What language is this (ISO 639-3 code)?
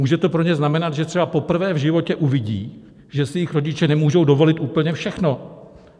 ces